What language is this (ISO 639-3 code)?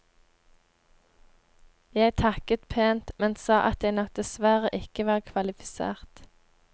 nor